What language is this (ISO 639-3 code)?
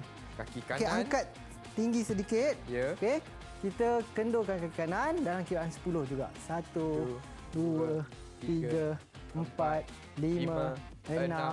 msa